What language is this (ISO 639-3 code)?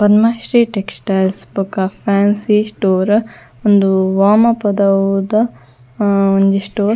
tcy